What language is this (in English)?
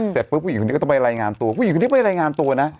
Thai